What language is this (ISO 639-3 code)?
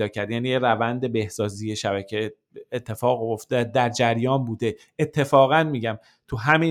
fas